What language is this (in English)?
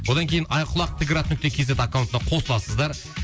Kazakh